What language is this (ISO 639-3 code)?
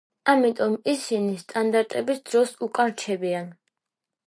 kat